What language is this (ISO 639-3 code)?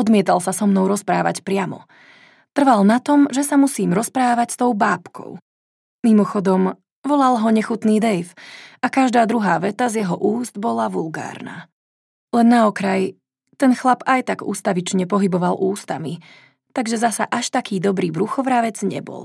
slk